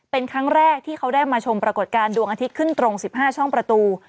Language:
Thai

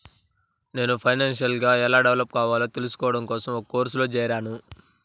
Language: Telugu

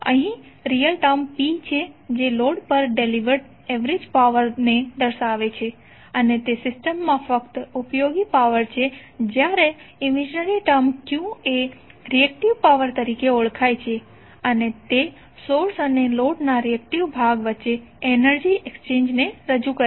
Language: Gujarati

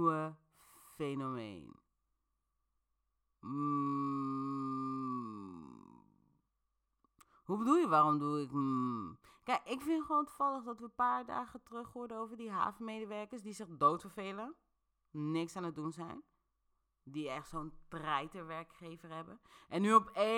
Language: Dutch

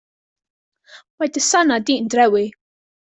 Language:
Welsh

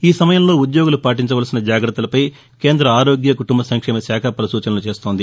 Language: Telugu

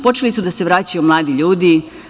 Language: Serbian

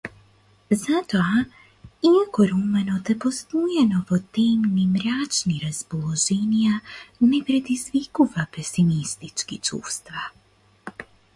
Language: Macedonian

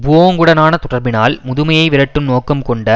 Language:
Tamil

